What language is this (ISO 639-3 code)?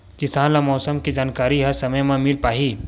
hne